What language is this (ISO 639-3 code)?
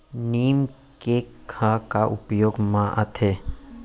hne